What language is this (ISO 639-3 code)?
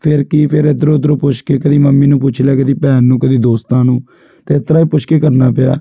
pan